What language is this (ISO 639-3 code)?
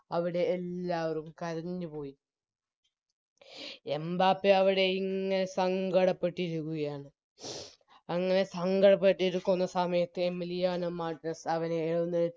mal